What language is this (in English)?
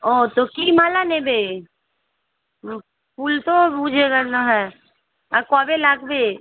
Bangla